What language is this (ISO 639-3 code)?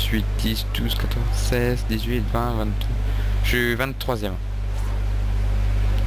fra